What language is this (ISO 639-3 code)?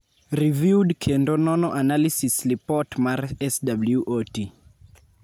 luo